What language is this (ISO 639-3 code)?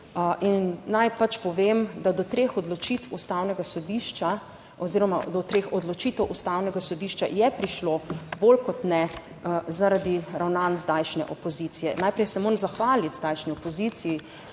slv